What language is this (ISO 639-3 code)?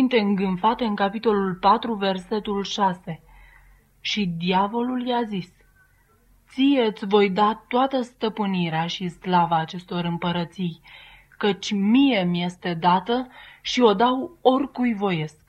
ron